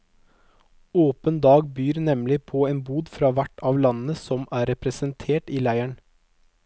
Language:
Norwegian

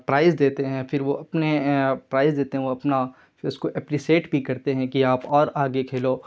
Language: Urdu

